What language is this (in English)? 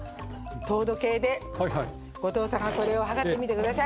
Japanese